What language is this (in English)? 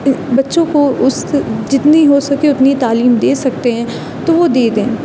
Urdu